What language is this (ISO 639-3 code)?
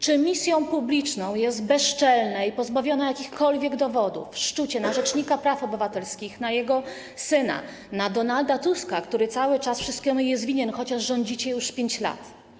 pol